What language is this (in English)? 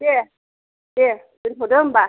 Bodo